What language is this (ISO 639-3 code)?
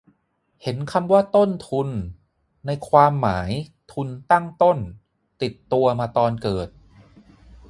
tha